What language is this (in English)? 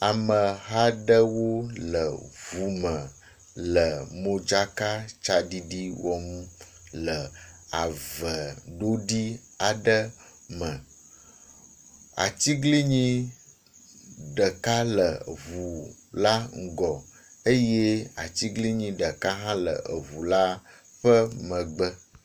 Ewe